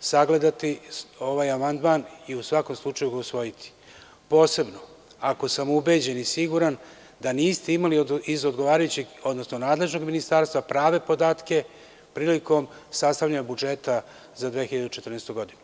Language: Serbian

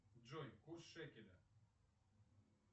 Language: Russian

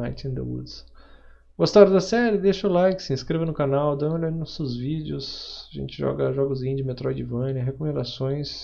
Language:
Portuguese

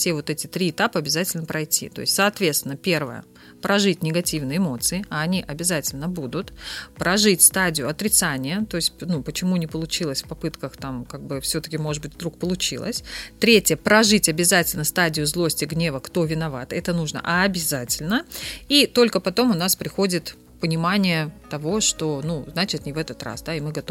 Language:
Russian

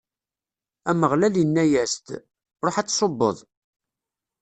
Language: Kabyle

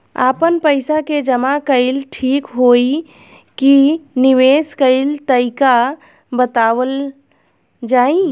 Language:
Bhojpuri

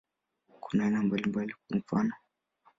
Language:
Swahili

